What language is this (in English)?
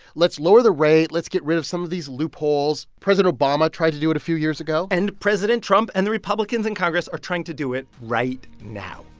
English